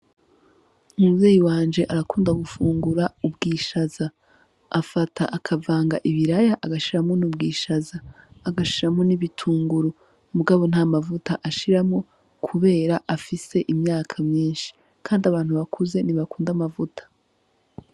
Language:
Rundi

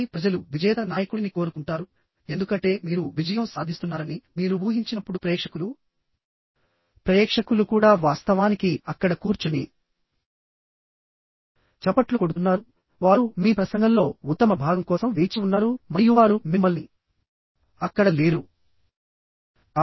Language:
Telugu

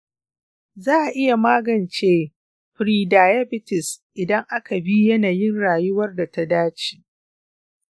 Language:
Hausa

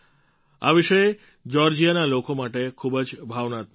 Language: Gujarati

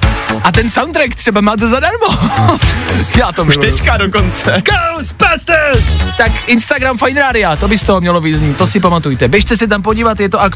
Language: Czech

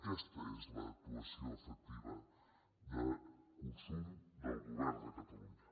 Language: Catalan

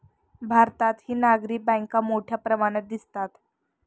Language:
Marathi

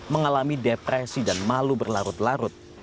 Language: Indonesian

